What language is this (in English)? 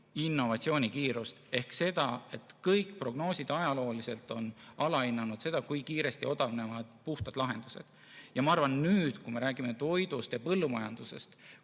Estonian